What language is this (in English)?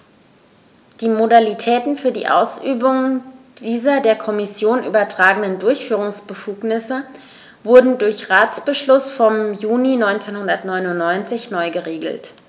German